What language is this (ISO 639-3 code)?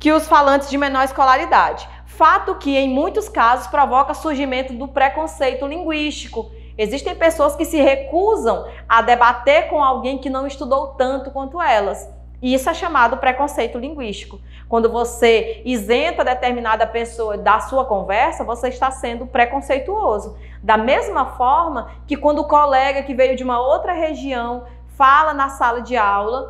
por